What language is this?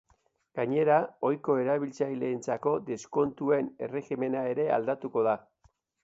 Basque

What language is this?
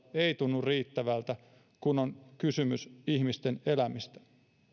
Finnish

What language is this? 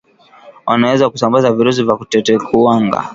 Swahili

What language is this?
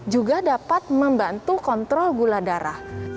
Indonesian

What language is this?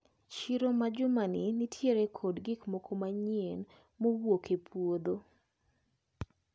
Luo (Kenya and Tanzania)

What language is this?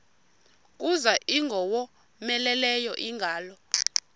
Xhosa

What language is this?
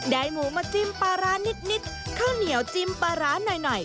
Thai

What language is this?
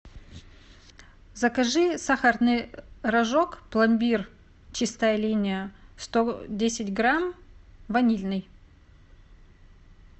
Russian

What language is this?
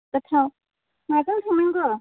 Bodo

